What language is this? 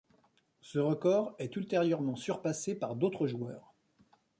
French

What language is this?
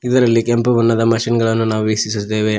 Kannada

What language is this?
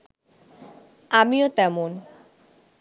Bangla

